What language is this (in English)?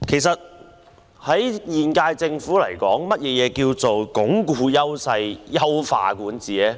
Cantonese